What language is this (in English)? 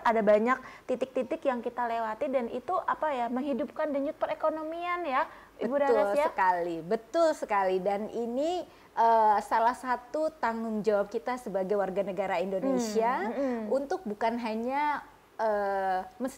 Indonesian